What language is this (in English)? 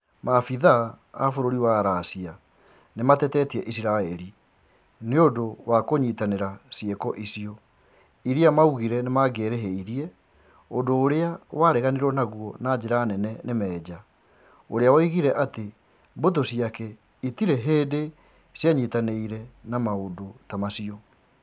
Kikuyu